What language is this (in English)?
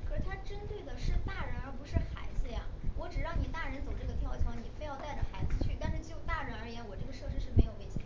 Chinese